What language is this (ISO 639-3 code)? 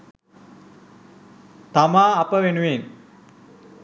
sin